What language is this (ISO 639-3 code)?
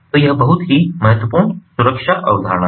hin